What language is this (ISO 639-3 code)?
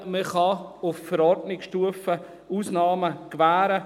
gsw